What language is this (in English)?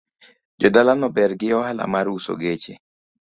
Luo (Kenya and Tanzania)